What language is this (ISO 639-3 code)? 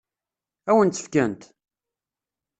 kab